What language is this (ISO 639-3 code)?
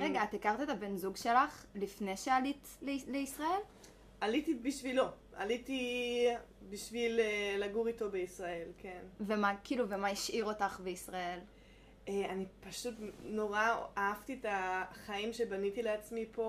heb